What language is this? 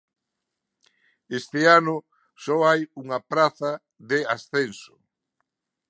Galician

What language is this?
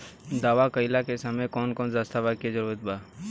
Bhojpuri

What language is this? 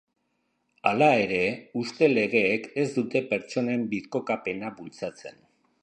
Basque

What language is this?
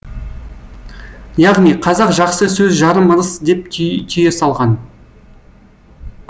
Kazakh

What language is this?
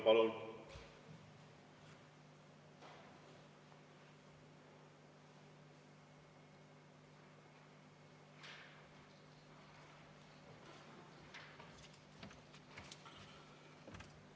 Estonian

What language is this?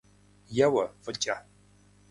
Kabardian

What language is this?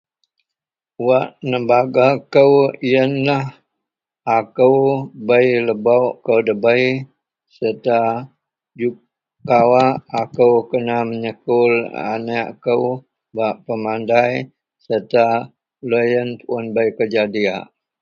Central Melanau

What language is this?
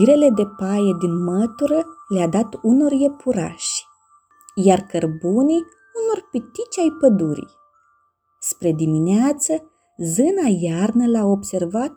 Romanian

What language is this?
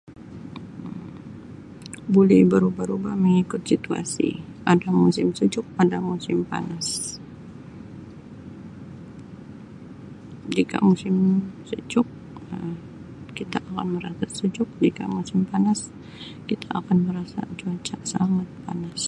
Sabah Malay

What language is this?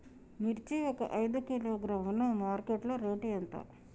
Telugu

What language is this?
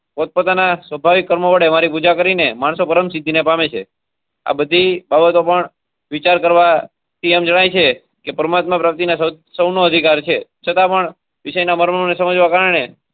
Gujarati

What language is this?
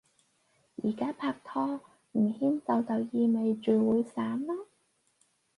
Cantonese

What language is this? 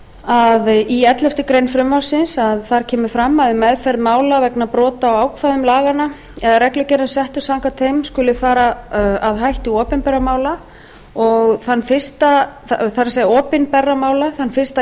Icelandic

